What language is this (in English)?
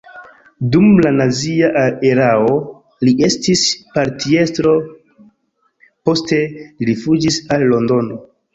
Esperanto